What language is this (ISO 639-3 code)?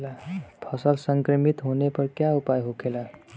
bho